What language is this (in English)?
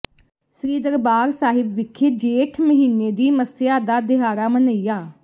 Punjabi